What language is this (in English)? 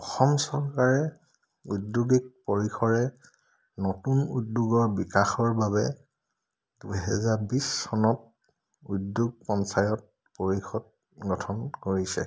Assamese